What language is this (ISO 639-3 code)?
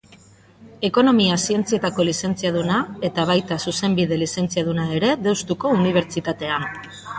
eus